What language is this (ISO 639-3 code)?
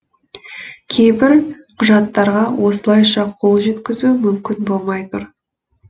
kaz